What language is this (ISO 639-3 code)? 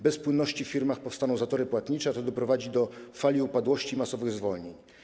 pol